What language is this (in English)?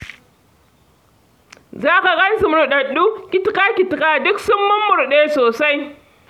Hausa